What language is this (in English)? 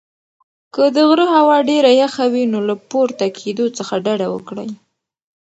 Pashto